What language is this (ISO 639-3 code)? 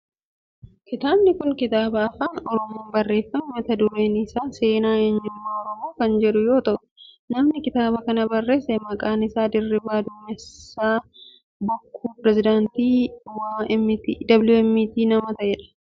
orm